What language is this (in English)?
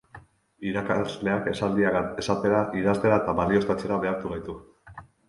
Basque